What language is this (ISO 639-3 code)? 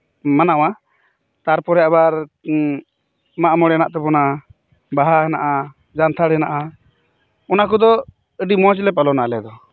sat